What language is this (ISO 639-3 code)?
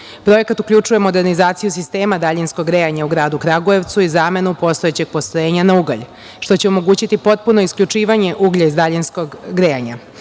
srp